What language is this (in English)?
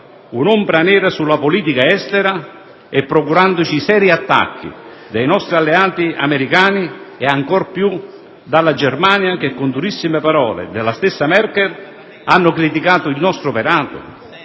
Italian